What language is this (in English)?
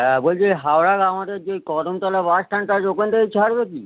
Bangla